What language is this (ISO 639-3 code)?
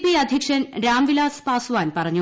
mal